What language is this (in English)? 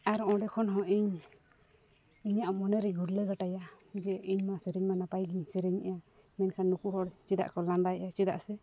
Santali